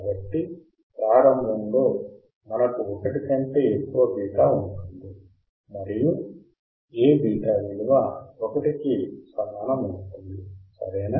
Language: Telugu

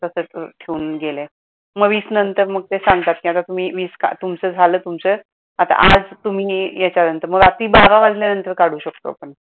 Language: Marathi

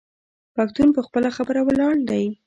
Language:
Pashto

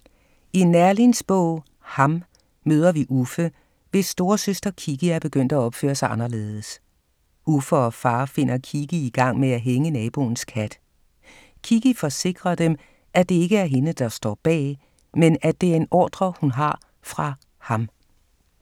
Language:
Danish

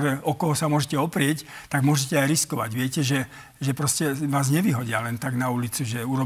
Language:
Slovak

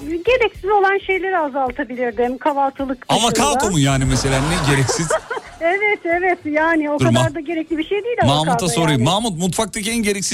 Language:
Turkish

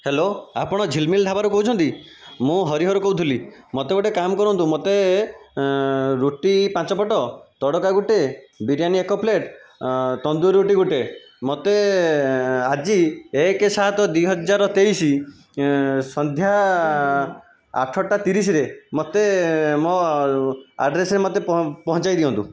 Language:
Odia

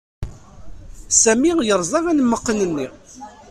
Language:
Kabyle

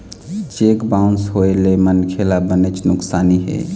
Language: Chhattisgarhi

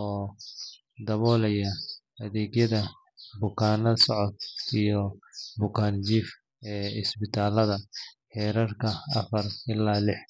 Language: Somali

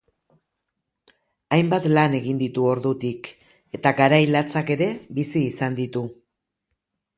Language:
Basque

